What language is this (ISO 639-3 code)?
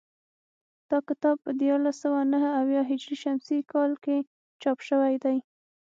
pus